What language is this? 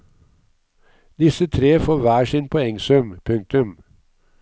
Norwegian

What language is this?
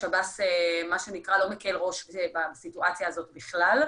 Hebrew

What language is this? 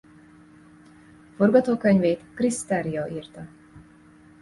Hungarian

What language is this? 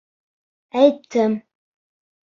Bashkir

